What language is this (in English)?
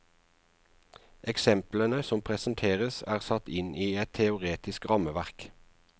Norwegian